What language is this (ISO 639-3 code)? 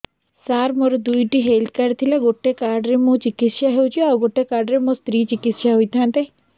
ori